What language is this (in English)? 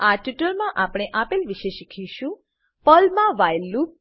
Gujarati